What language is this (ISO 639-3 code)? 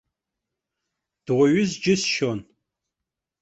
abk